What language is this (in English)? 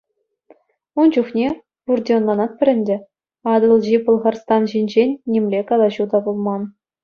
Chuvash